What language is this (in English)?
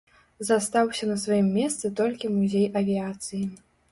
Belarusian